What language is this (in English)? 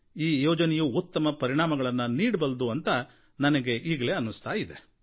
Kannada